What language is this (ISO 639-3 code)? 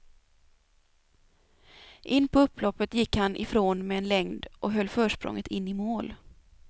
swe